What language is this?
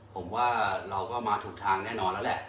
Thai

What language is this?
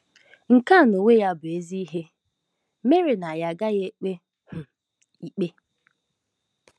Igbo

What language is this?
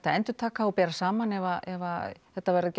Icelandic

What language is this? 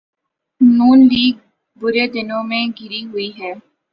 Urdu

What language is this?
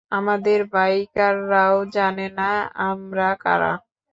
Bangla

